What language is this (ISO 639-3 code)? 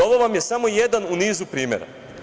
srp